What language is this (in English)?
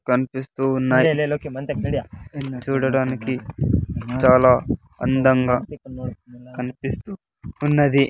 Telugu